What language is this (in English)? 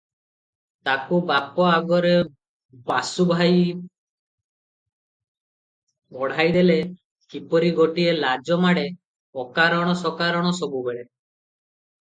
Odia